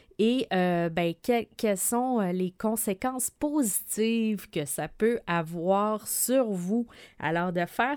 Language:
French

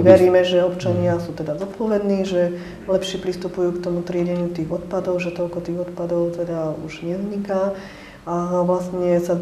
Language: Slovak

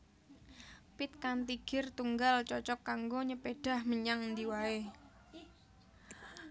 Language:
Javanese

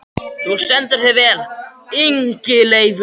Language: Icelandic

